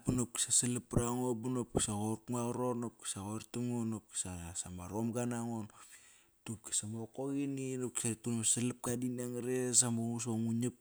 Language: Kairak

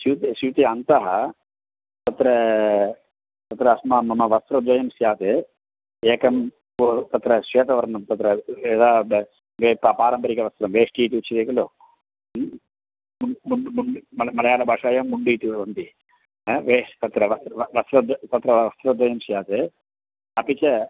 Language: Sanskrit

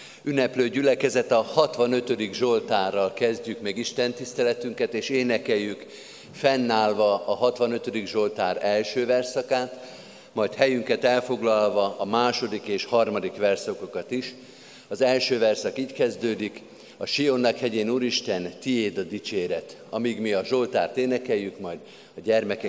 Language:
Hungarian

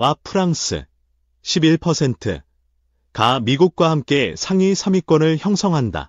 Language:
Korean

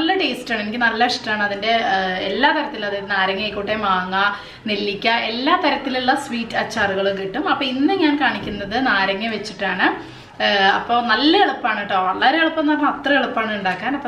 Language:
Malayalam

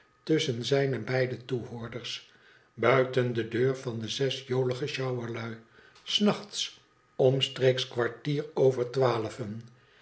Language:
Dutch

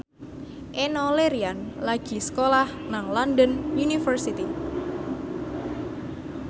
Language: Javanese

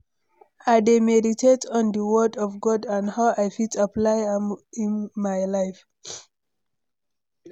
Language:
Nigerian Pidgin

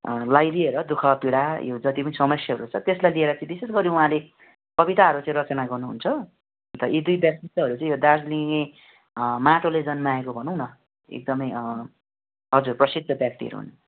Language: Nepali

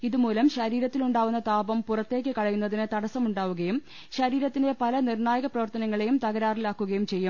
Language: Malayalam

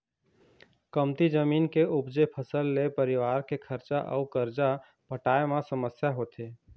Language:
Chhattisgarhi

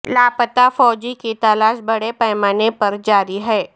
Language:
Urdu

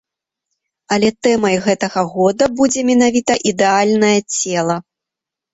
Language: Belarusian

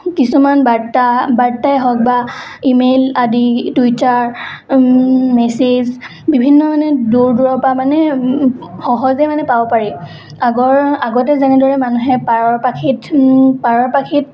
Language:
Assamese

